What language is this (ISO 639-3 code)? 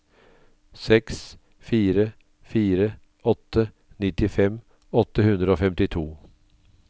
nor